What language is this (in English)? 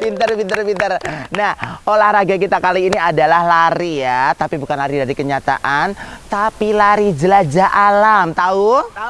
Indonesian